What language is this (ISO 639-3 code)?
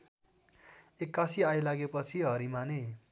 nep